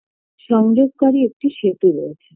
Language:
Bangla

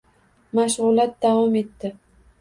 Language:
Uzbek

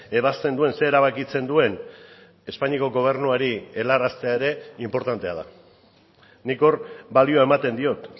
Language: Basque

